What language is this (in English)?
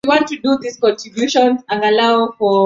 Swahili